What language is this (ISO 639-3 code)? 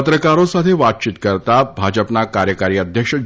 guj